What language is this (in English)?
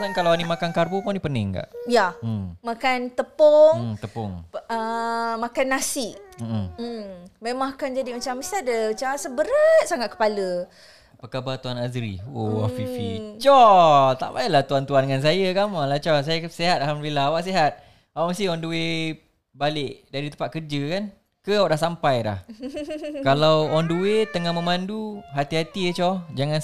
Malay